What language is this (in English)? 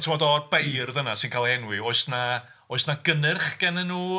Welsh